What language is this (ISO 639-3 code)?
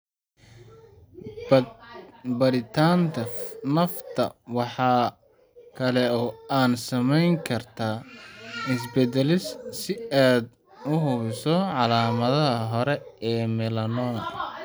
som